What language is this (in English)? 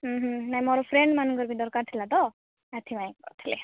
Odia